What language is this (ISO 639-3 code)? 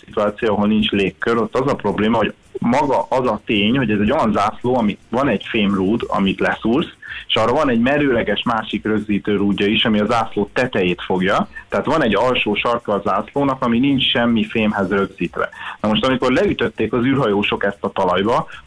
hun